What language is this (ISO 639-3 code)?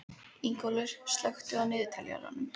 isl